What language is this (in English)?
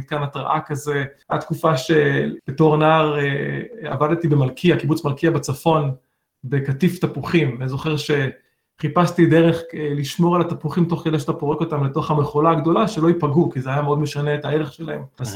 Hebrew